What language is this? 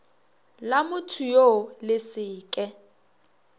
Northern Sotho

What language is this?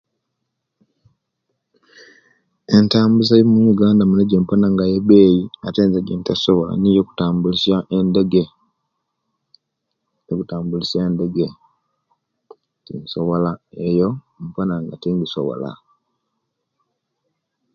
Kenyi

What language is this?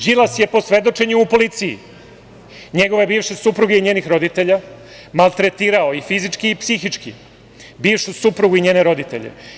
Serbian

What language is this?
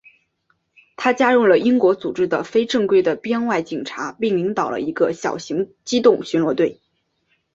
Chinese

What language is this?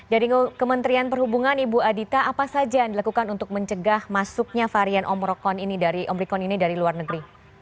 Indonesian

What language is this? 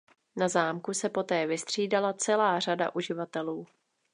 Czech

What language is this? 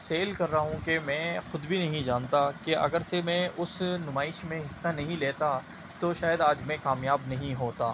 Urdu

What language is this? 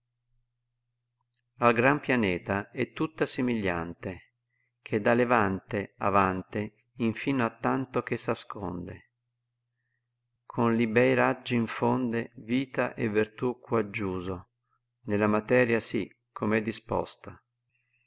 Italian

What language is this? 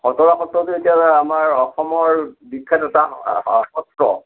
Assamese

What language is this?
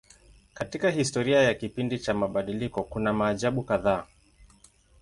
Swahili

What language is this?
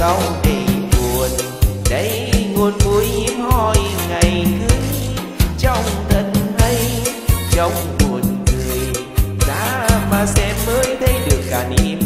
Korean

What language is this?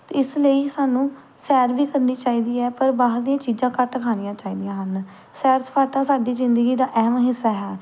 Punjabi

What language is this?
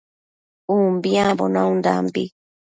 Matsés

